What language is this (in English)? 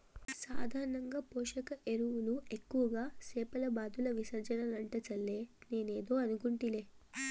Telugu